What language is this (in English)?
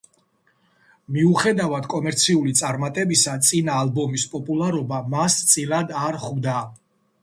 Georgian